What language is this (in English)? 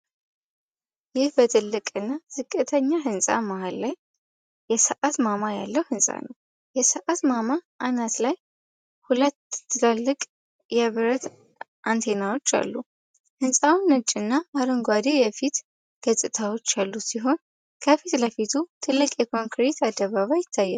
Amharic